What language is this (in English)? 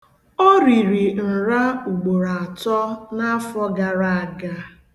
Igbo